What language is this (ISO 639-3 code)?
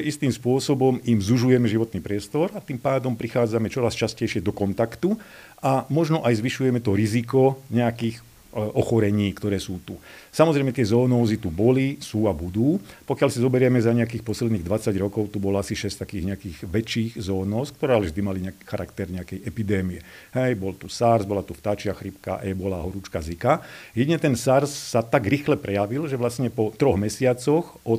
slk